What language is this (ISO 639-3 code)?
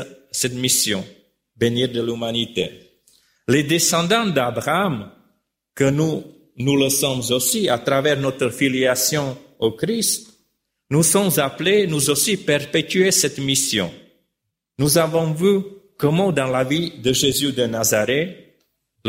fra